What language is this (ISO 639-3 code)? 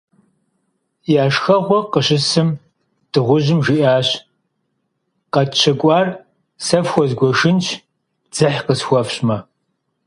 kbd